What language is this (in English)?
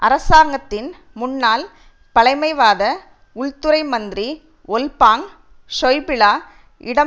Tamil